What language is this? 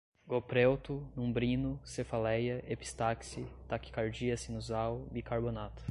Portuguese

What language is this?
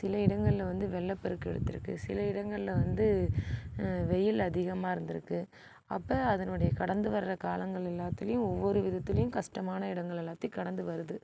Tamil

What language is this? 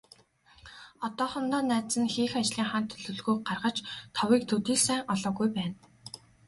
Mongolian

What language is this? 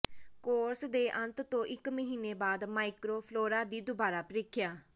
Punjabi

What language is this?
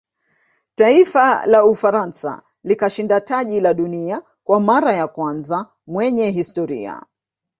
Swahili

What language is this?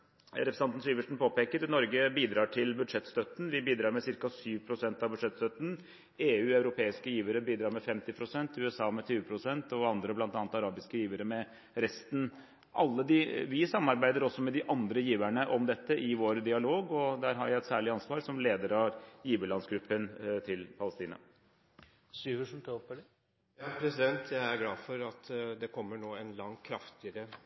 Norwegian Bokmål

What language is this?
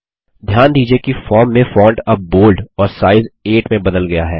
Hindi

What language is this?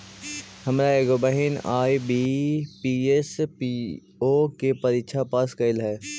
Magahi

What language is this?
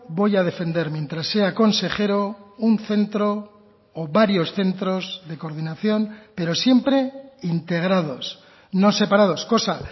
Spanish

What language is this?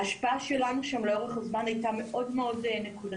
Hebrew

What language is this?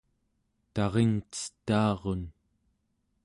Central Yupik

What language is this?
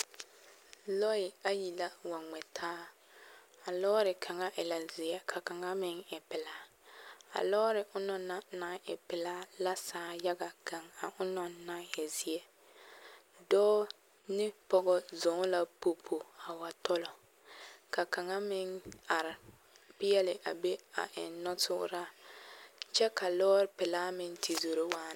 Southern Dagaare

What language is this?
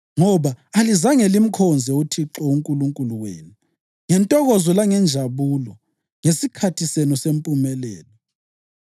North Ndebele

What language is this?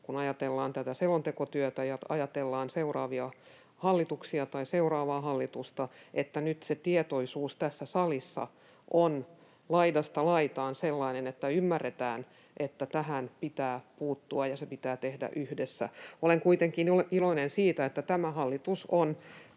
Finnish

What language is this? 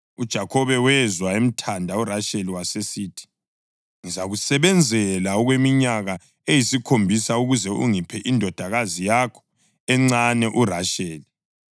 North Ndebele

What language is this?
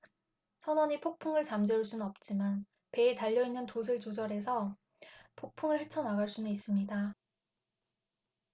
Korean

